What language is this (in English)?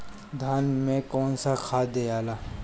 Bhojpuri